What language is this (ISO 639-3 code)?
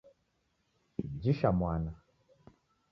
dav